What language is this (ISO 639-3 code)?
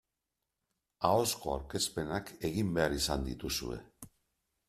eus